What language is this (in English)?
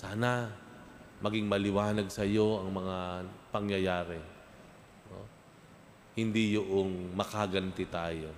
Filipino